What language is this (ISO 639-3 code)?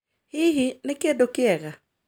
kik